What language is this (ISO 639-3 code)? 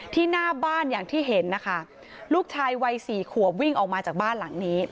tha